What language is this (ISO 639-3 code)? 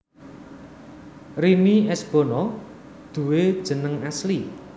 jav